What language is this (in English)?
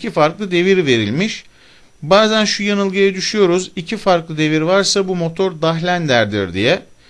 Turkish